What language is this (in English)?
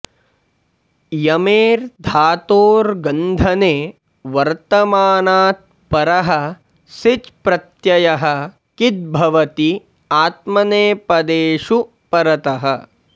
Sanskrit